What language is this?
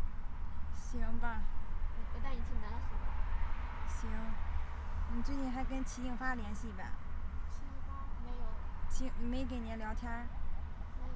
Chinese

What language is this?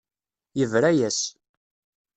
Kabyle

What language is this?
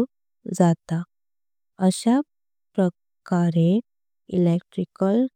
Konkani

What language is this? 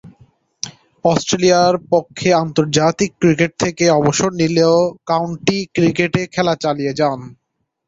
Bangla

